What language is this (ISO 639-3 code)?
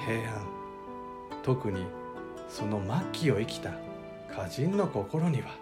jpn